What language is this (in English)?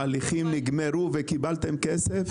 Hebrew